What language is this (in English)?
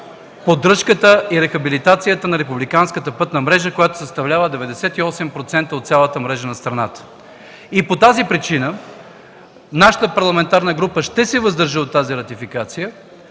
Bulgarian